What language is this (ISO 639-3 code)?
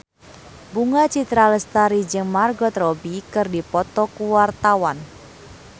sun